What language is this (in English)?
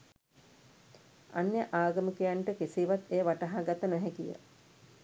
Sinhala